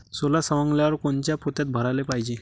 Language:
Marathi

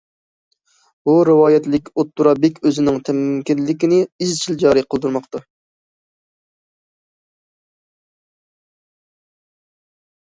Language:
Uyghur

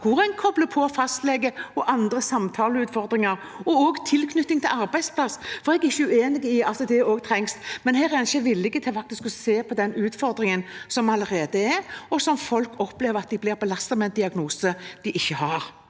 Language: Norwegian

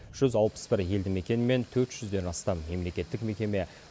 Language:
Kazakh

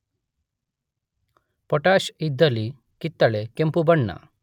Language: Kannada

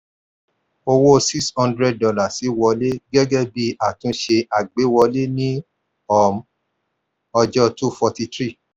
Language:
Yoruba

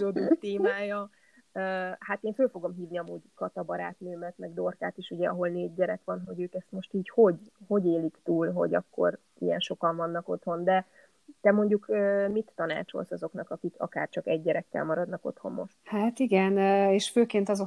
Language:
Hungarian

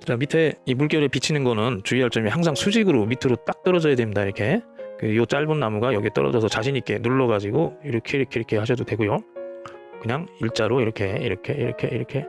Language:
Korean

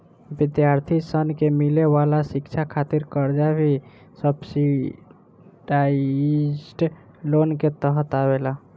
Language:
Bhojpuri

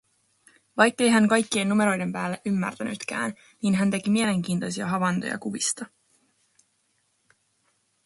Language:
Finnish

